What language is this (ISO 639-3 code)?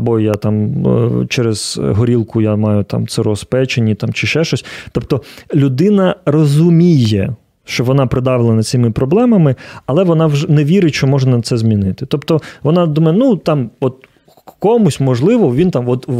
ukr